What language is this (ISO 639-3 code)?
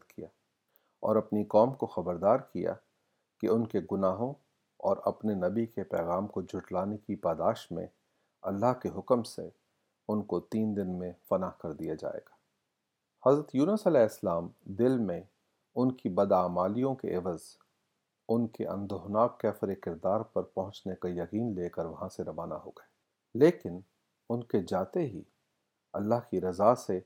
urd